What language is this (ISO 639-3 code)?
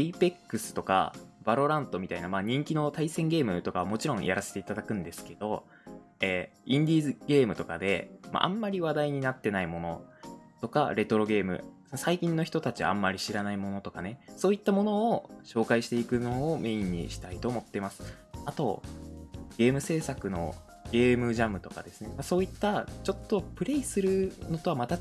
jpn